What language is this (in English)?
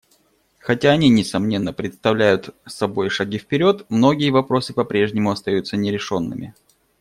Russian